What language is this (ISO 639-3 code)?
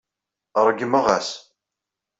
kab